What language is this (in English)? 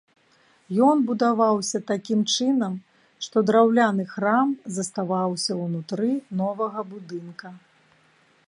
Belarusian